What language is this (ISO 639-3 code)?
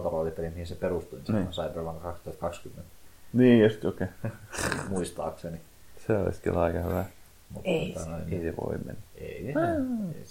fin